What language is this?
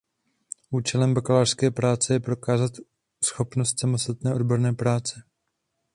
Czech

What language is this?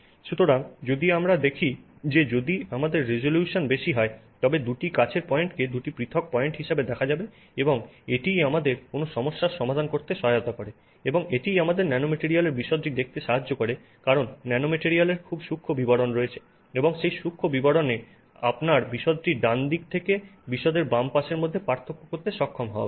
Bangla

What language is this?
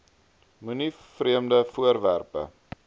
Afrikaans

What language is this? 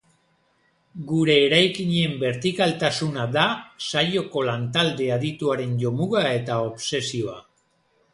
Basque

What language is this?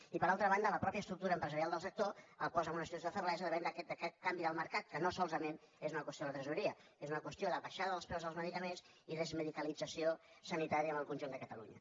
Catalan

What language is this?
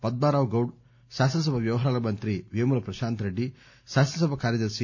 Telugu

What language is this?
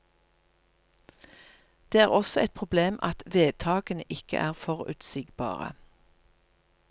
Norwegian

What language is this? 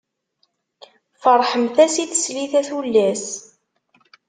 Kabyle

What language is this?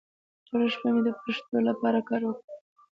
Pashto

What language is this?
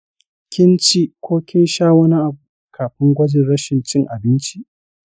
Hausa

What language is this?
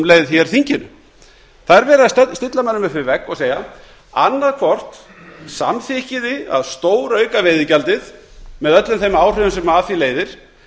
Icelandic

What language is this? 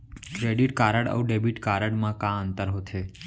Chhattisgarhi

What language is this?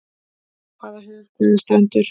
Icelandic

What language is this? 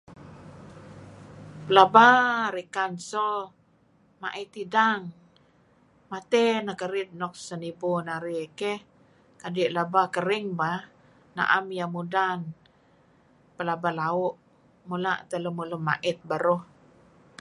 Kelabit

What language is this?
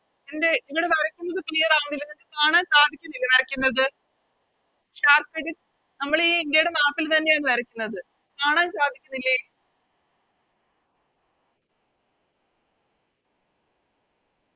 Malayalam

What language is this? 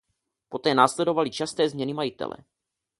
Czech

